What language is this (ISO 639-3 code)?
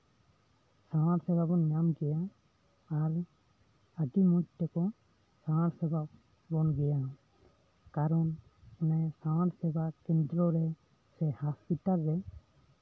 sat